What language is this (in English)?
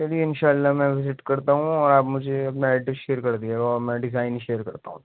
Urdu